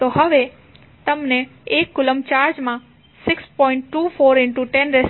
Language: Gujarati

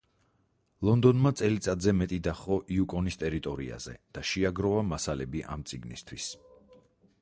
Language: Georgian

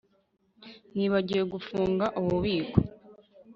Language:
Kinyarwanda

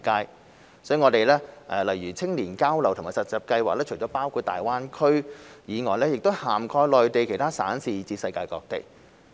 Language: Cantonese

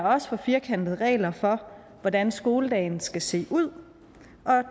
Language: Danish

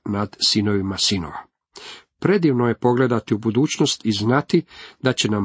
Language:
Croatian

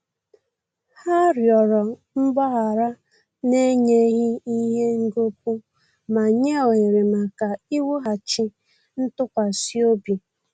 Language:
Igbo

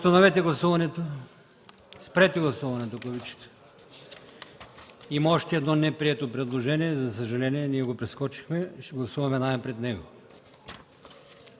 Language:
Bulgarian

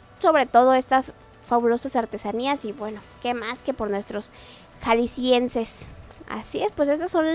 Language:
Spanish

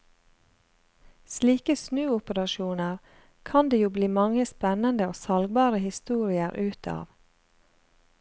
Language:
Norwegian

